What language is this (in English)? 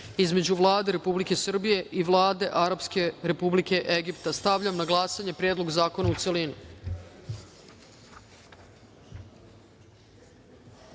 Serbian